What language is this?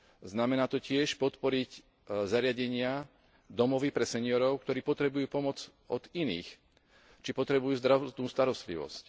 Slovak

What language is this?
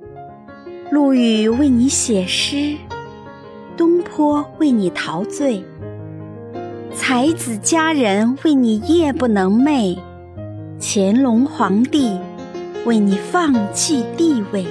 Chinese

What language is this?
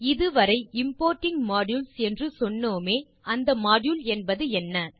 Tamil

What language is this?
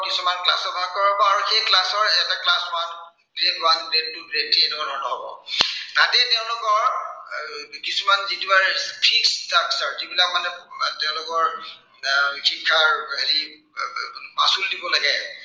Assamese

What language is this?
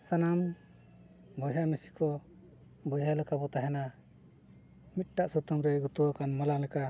Santali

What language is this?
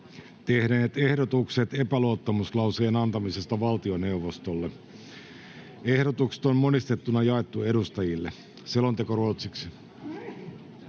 Finnish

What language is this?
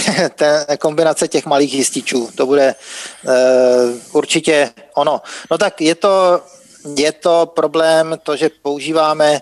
Czech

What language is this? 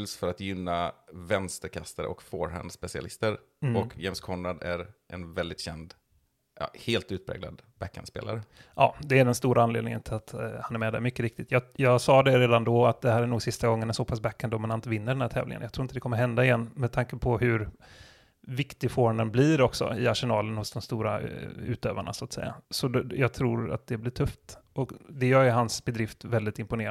Swedish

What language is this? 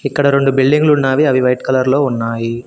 Telugu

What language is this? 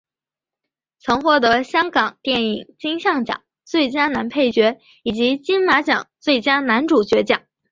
Chinese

